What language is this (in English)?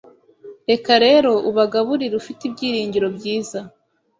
Kinyarwanda